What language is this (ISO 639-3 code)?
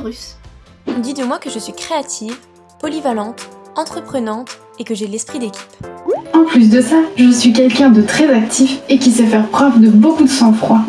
fra